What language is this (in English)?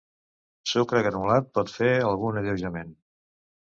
Catalan